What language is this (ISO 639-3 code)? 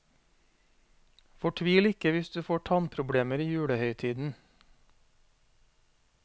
nor